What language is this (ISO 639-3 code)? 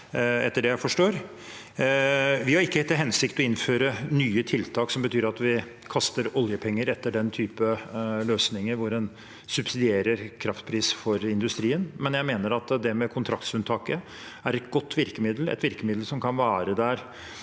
nor